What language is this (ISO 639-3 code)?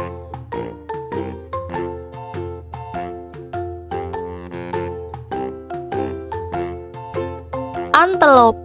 ind